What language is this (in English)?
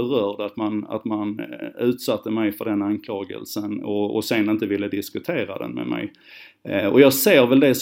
Swedish